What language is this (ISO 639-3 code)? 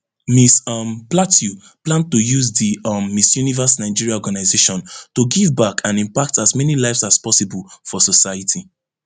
pcm